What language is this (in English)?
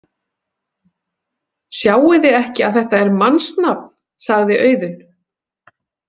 Icelandic